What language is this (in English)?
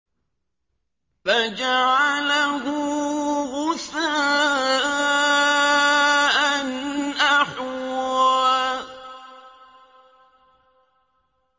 Arabic